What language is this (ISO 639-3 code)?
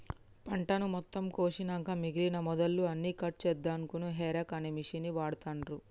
tel